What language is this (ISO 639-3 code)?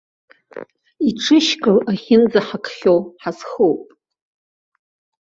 abk